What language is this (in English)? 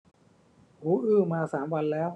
Thai